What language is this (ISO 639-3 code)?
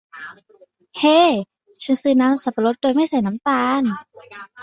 tha